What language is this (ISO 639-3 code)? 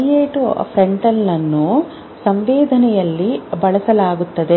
kan